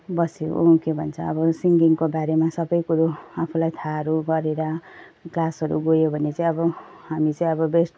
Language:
Nepali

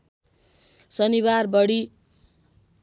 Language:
Nepali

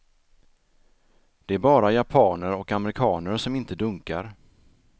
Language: Swedish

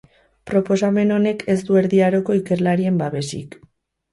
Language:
Basque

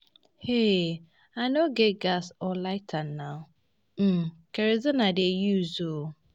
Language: Nigerian Pidgin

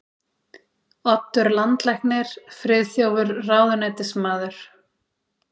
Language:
Icelandic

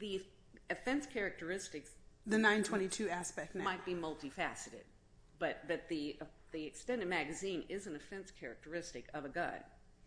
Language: English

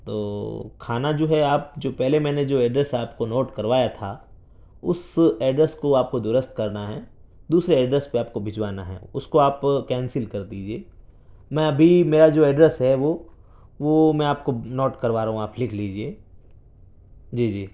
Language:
Urdu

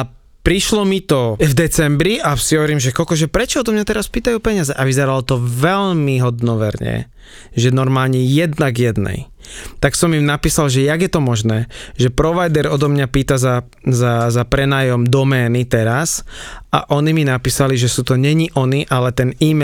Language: Slovak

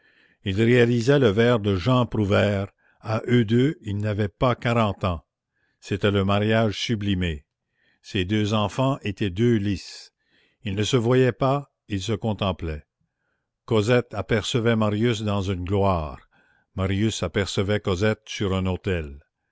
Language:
French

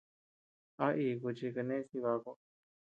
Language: Tepeuxila Cuicatec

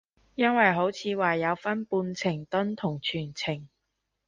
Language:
Cantonese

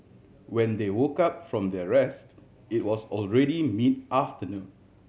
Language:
English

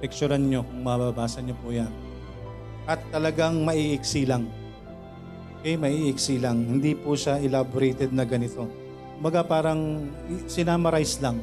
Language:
Filipino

